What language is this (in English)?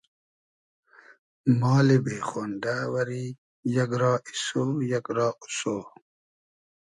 Hazaragi